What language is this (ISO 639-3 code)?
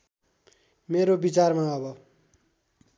nep